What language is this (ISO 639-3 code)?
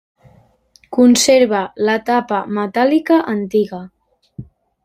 cat